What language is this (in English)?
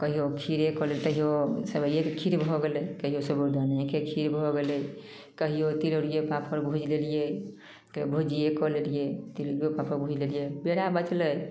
Maithili